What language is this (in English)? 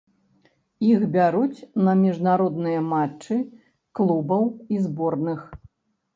Belarusian